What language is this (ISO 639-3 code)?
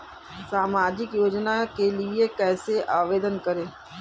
hin